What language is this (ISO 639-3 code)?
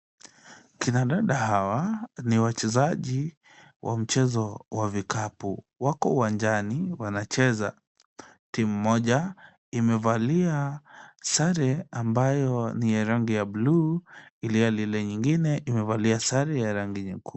swa